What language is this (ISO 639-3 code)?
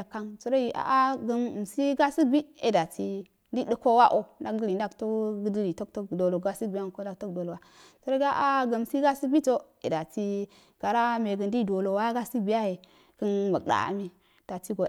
aal